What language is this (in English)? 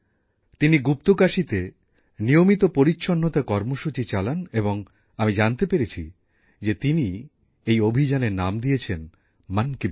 Bangla